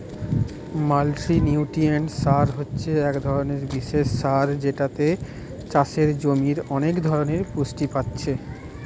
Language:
Bangla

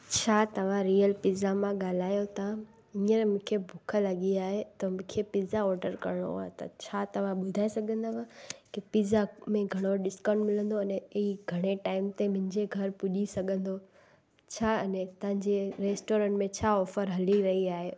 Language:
Sindhi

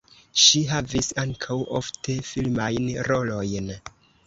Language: Esperanto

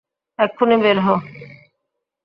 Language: Bangla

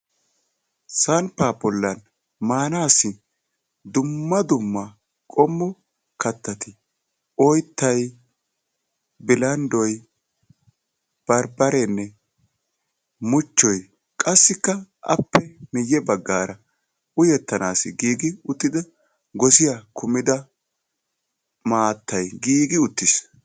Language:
Wolaytta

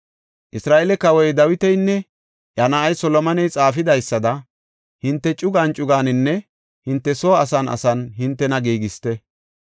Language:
Gofa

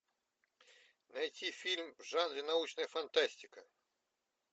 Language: Russian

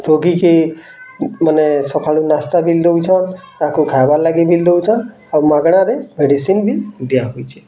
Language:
Odia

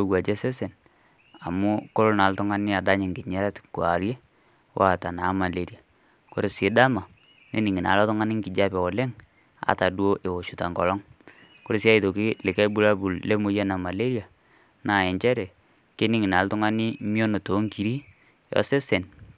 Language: Masai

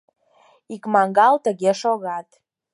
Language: Mari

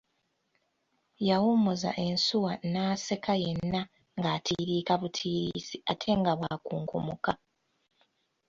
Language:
Ganda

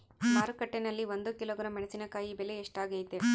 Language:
Kannada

